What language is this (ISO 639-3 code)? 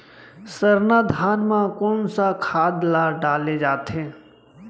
hne